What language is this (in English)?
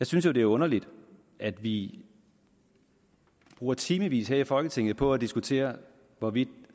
Danish